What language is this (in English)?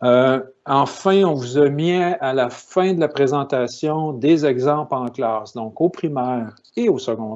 French